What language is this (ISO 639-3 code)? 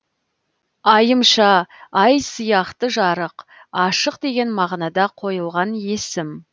kaz